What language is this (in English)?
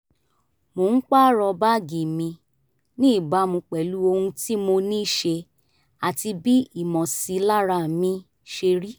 Yoruba